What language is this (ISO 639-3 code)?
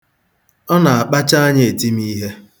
ibo